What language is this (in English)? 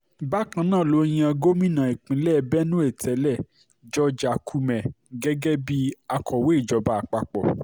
Yoruba